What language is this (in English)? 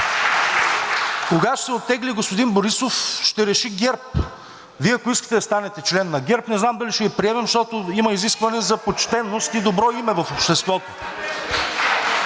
Bulgarian